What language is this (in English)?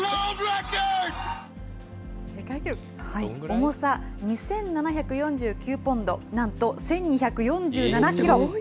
Japanese